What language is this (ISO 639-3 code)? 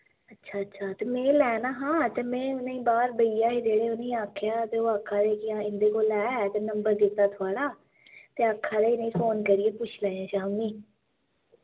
doi